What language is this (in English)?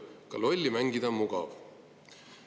Estonian